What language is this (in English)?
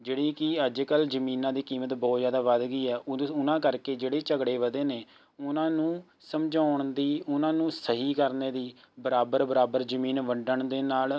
Punjabi